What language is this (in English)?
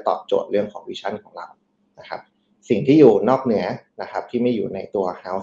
Thai